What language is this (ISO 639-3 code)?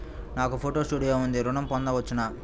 tel